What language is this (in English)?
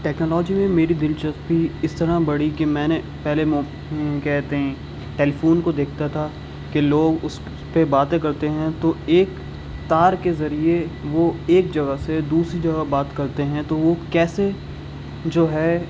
Urdu